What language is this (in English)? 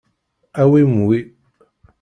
Kabyle